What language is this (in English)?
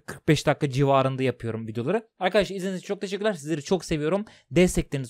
Turkish